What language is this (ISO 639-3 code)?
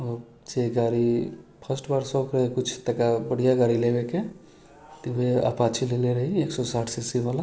mai